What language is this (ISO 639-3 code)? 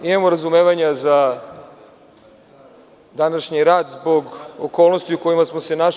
srp